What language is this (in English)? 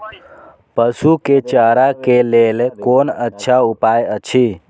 Maithili